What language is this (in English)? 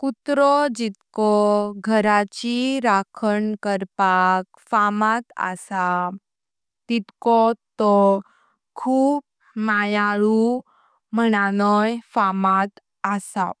Konkani